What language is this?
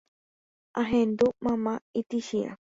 Guarani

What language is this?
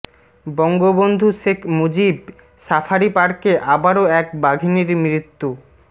Bangla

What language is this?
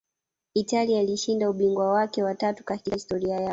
Swahili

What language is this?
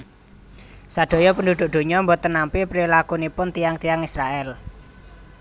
Javanese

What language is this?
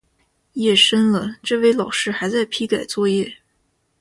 Chinese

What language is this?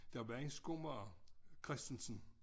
Danish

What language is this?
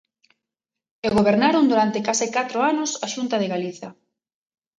Galician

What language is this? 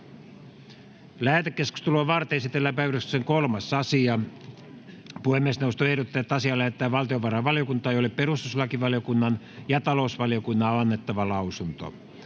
Finnish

